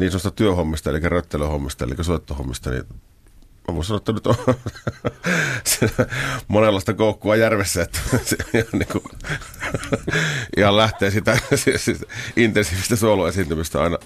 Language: Finnish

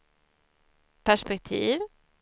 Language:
Swedish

